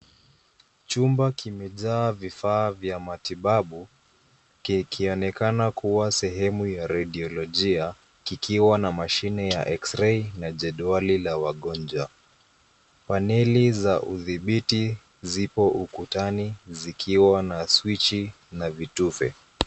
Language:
Swahili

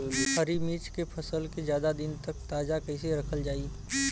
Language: Bhojpuri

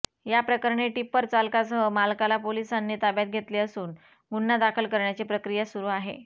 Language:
Marathi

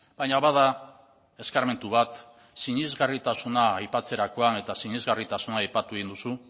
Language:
Basque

